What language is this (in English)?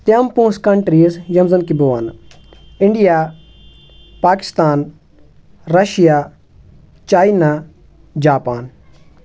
Kashmiri